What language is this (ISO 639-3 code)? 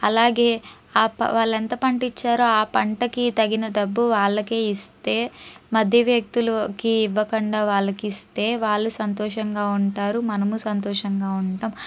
tel